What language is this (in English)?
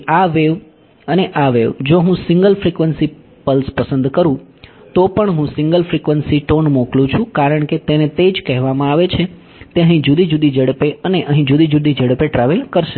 Gujarati